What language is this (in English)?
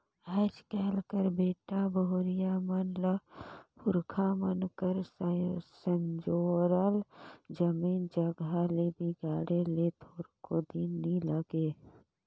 Chhattisgarhi